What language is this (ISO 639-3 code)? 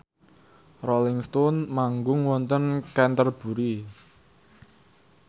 jav